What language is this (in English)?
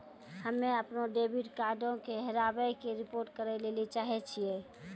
Maithili